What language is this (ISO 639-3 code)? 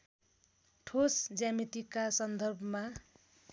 nep